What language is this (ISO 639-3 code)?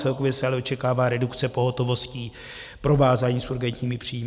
ces